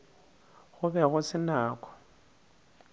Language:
Northern Sotho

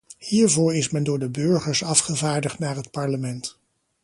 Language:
Dutch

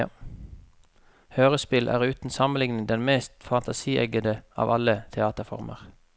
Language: Norwegian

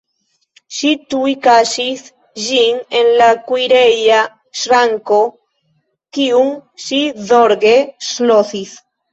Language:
Esperanto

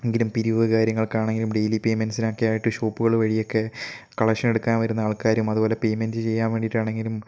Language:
Malayalam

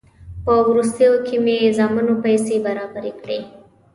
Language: Pashto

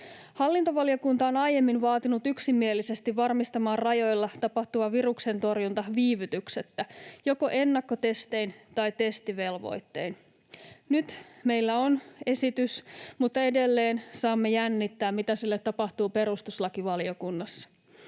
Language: Finnish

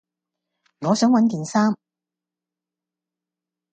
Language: Cantonese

